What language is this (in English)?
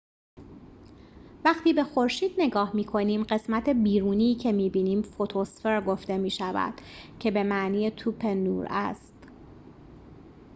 Persian